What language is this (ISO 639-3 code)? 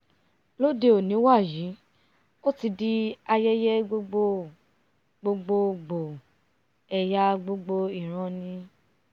yor